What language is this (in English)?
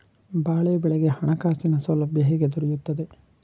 Kannada